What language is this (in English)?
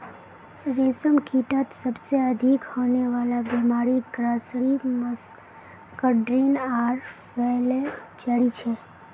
Magahi